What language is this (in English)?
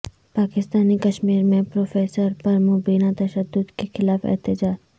Urdu